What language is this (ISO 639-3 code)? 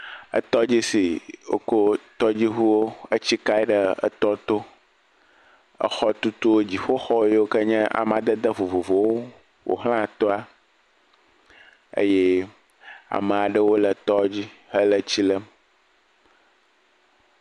ewe